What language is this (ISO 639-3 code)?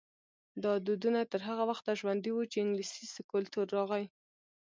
pus